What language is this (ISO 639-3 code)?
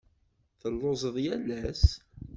kab